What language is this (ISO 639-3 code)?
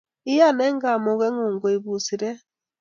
kln